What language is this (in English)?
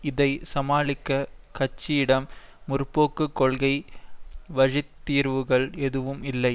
Tamil